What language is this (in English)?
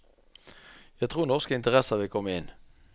Norwegian